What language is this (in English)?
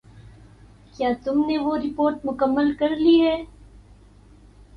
Urdu